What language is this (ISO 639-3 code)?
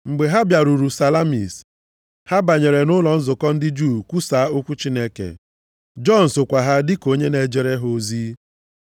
ibo